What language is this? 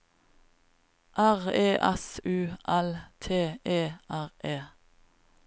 Norwegian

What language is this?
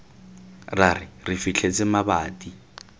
Tswana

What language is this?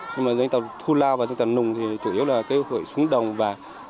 Vietnamese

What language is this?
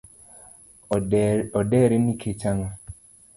Luo (Kenya and Tanzania)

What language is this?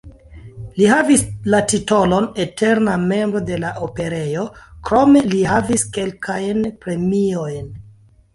Esperanto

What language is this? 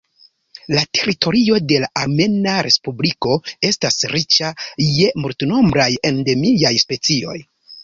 Esperanto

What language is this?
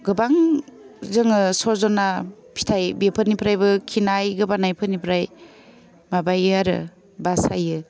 Bodo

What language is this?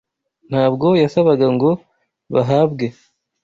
Kinyarwanda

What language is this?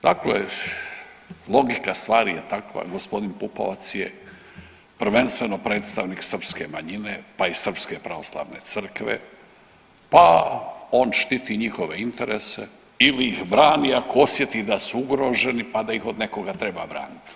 Croatian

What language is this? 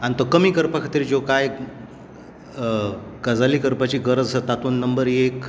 Konkani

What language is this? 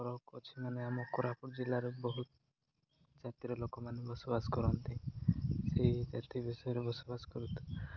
Odia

